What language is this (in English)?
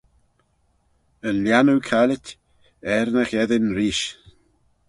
Manx